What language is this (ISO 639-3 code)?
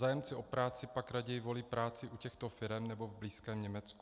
ces